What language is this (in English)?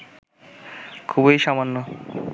Bangla